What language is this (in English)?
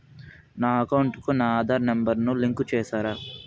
Telugu